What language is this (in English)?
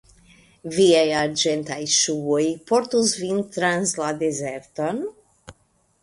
Esperanto